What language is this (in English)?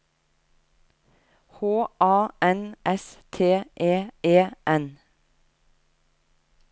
Norwegian